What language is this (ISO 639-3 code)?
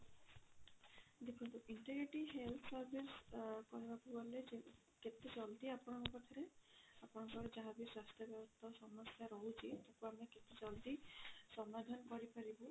ori